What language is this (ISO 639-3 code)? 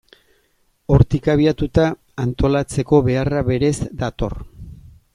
eus